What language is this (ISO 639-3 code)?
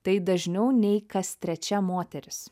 lit